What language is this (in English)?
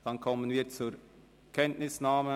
Swiss German